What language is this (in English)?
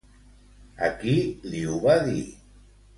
Catalan